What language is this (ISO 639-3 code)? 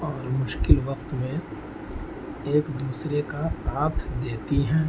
urd